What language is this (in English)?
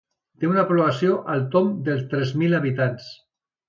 Catalan